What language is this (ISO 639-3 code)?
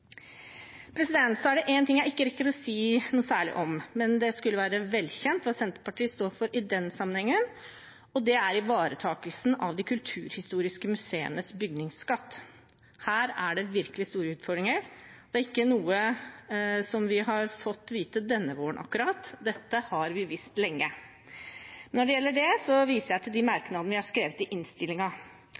nob